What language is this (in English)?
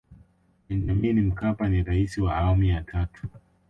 Swahili